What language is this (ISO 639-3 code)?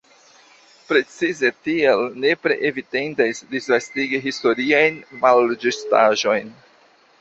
epo